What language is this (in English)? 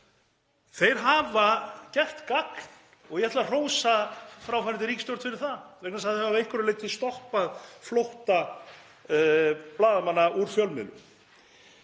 Icelandic